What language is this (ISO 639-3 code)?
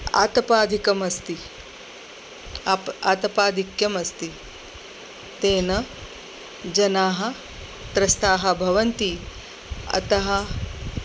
san